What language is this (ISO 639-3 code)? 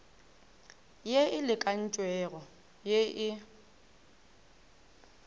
nso